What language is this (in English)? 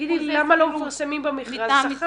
Hebrew